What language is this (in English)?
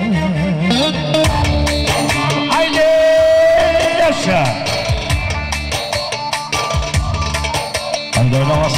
Turkish